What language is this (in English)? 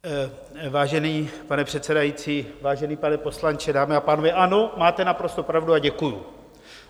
Czech